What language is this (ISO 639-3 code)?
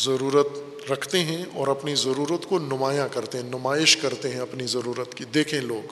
urd